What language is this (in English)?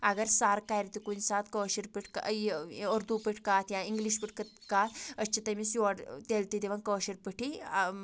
Kashmiri